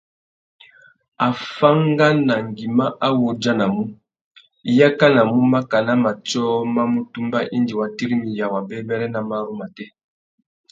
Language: Tuki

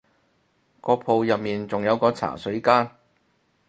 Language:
Cantonese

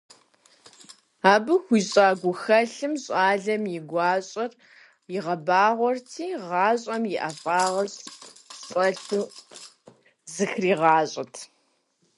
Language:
Kabardian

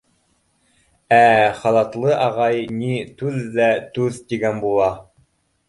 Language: Bashkir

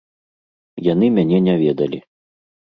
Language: Belarusian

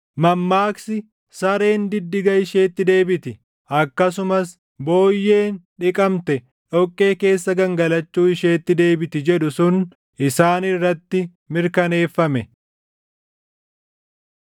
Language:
Oromo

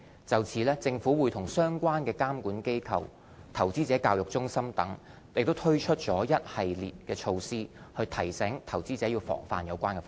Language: Cantonese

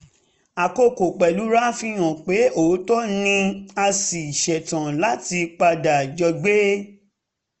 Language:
Yoruba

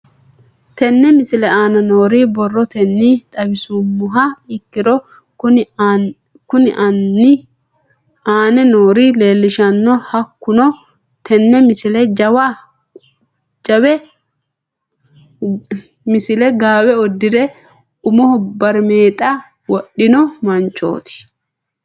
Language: Sidamo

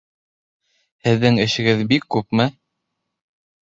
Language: Bashkir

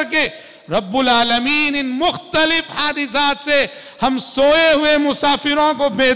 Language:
Hindi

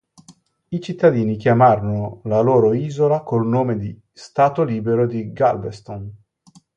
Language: Italian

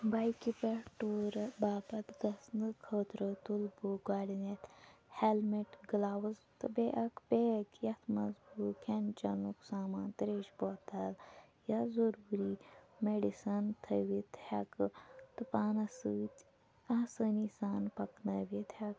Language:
Kashmiri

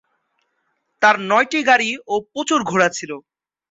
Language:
Bangla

